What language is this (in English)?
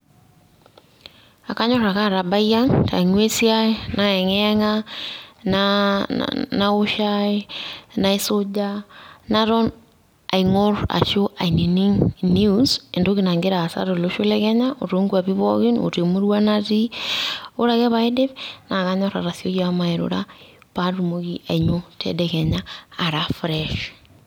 Masai